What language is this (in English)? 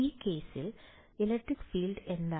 Malayalam